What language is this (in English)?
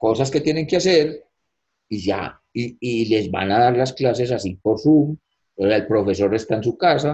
Spanish